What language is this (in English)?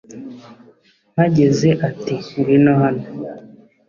Kinyarwanda